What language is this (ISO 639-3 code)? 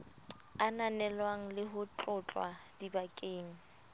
sot